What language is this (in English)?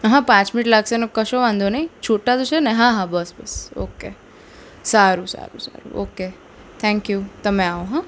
Gujarati